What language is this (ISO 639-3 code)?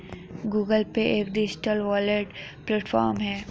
hin